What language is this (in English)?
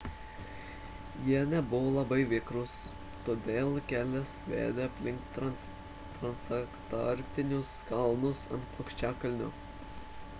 Lithuanian